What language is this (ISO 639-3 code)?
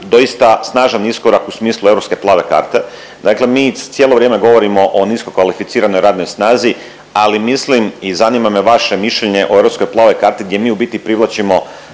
hrv